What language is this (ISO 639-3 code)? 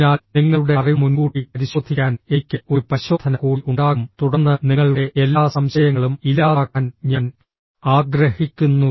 mal